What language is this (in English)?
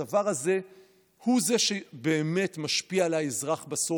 Hebrew